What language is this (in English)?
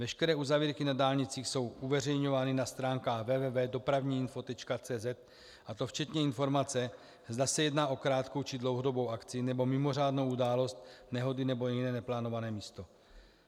Czech